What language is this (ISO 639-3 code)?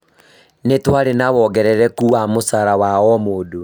kik